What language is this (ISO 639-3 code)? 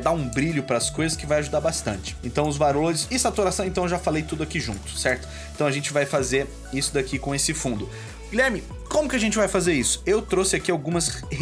por